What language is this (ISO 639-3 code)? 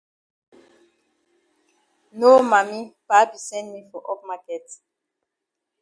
wes